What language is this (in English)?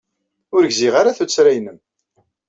Kabyle